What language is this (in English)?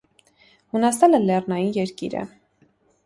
Armenian